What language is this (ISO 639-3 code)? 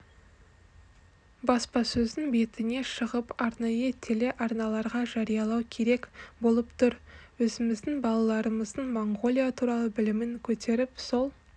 kaz